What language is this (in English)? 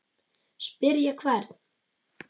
Icelandic